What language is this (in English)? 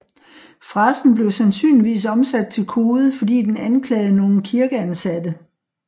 Danish